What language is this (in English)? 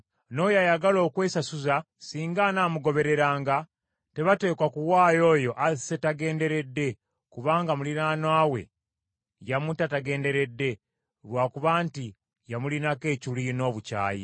Ganda